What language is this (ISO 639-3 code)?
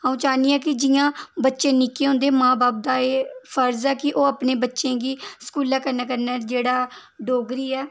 doi